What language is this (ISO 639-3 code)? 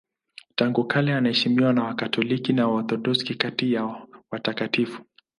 swa